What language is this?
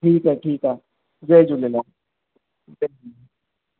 Sindhi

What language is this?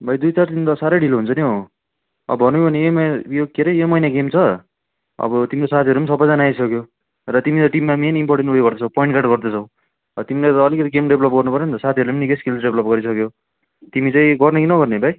Nepali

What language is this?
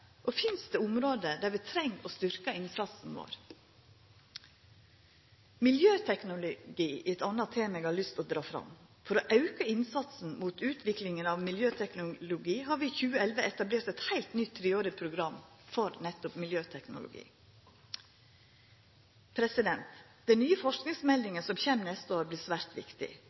Norwegian Nynorsk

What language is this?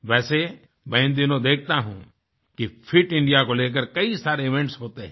Hindi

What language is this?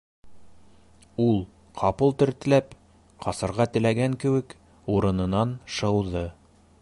Bashkir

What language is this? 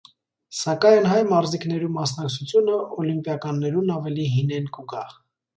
Armenian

